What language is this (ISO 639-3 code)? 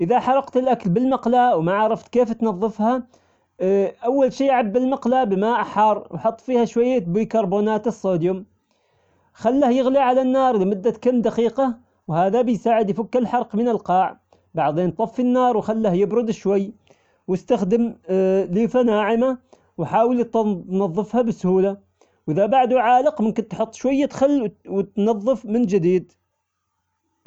acx